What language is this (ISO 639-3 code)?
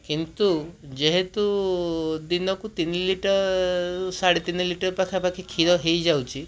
ori